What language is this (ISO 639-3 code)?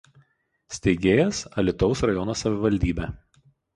lit